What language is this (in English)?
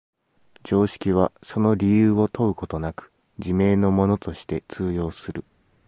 Japanese